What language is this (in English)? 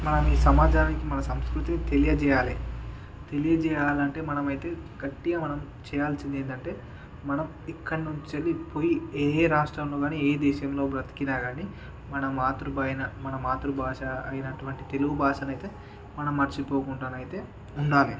Telugu